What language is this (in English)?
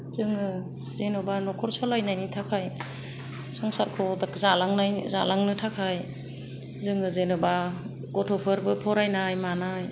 Bodo